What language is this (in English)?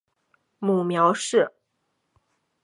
Chinese